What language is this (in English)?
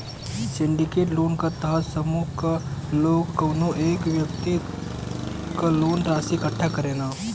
Bhojpuri